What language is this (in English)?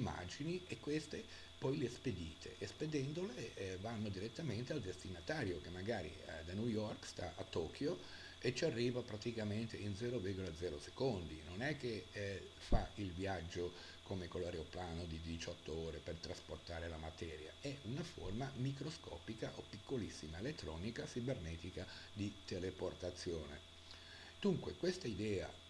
Italian